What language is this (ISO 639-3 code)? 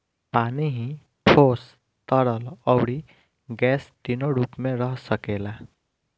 bho